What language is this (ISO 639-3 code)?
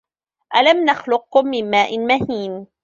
ara